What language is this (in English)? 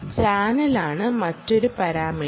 Malayalam